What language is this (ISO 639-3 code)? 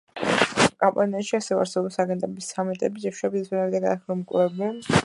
kat